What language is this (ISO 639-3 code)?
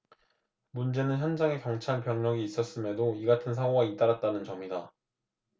kor